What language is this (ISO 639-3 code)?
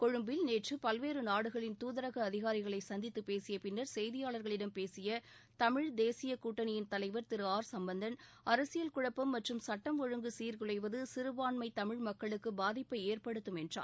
tam